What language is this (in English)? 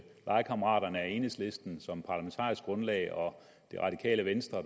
Danish